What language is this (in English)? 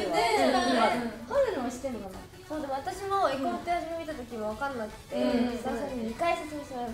Japanese